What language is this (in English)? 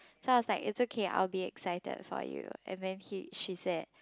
English